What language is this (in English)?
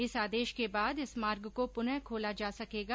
Hindi